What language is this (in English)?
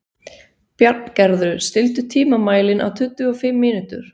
Icelandic